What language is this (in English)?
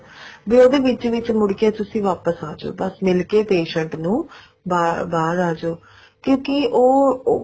Punjabi